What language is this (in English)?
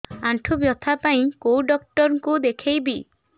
Odia